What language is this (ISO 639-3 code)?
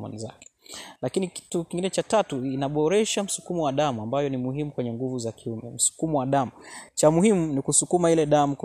swa